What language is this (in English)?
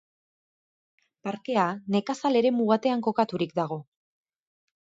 Basque